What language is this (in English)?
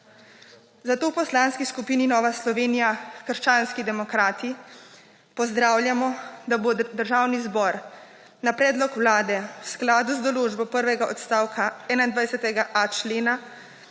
Slovenian